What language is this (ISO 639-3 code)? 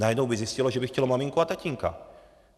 ces